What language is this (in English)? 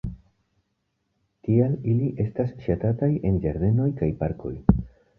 Esperanto